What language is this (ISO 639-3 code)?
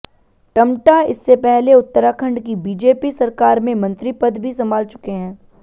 hin